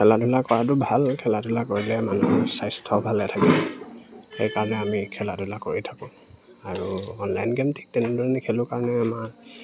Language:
Assamese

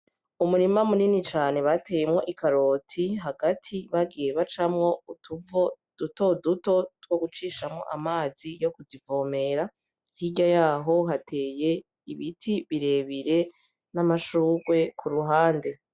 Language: Rundi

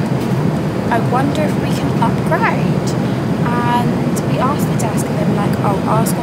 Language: English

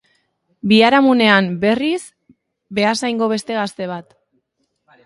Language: Basque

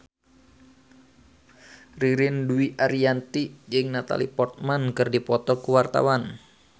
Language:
Sundanese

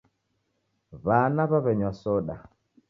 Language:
Taita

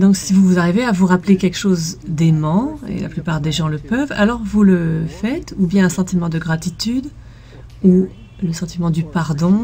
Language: French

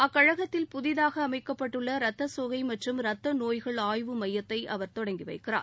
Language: Tamil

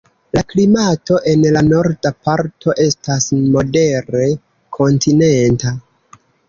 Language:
Esperanto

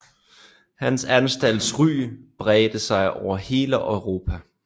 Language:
Danish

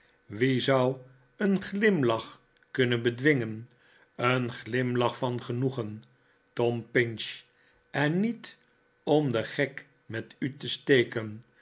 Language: Dutch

